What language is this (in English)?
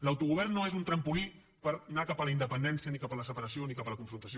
Catalan